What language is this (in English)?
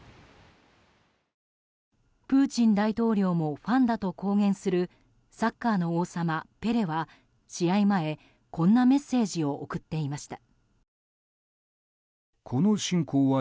Japanese